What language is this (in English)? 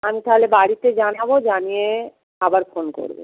Bangla